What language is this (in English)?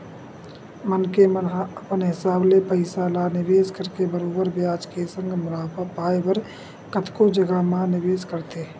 Chhattisgarhi